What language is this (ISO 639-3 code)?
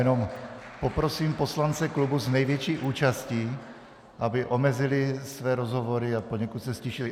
ces